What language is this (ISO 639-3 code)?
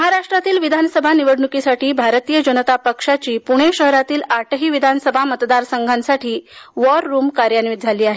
mar